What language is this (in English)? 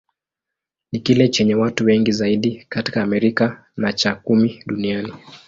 Swahili